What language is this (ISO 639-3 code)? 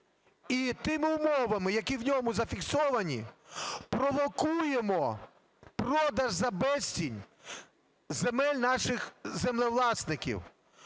ukr